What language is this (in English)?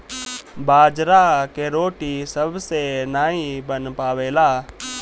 Bhojpuri